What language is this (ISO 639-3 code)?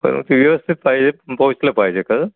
mar